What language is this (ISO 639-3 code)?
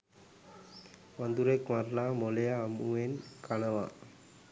sin